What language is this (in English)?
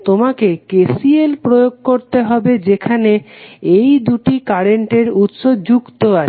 Bangla